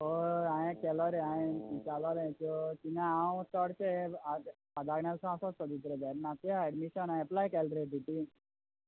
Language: Konkani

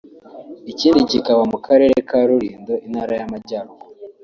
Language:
Kinyarwanda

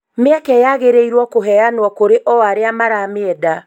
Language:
Kikuyu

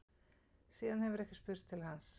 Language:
Icelandic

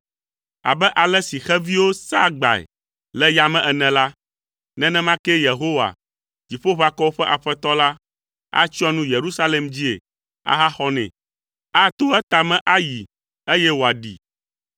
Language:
Ewe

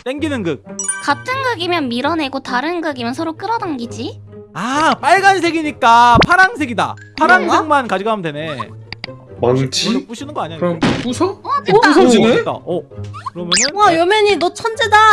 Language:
Korean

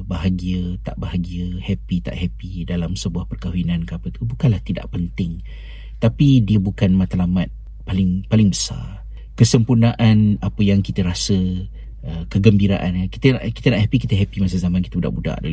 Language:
Malay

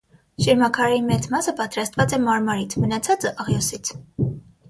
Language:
Armenian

